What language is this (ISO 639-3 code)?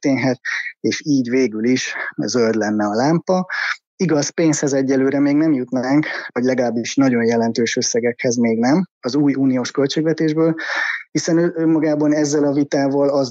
hun